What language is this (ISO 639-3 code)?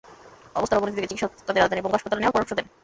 ben